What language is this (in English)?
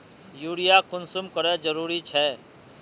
Magahi